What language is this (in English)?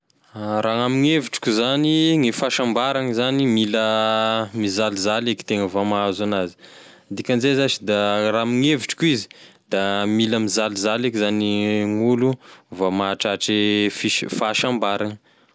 Tesaka Malagasy